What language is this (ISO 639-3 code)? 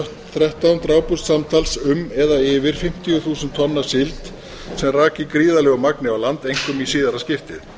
isl